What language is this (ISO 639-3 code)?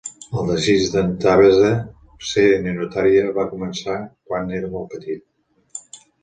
cat